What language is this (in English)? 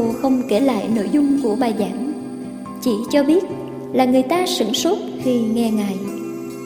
Vietnamese